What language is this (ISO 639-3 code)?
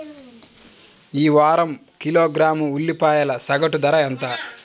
tel